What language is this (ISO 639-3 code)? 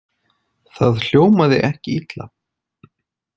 isl